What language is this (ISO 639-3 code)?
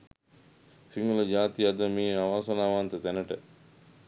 sin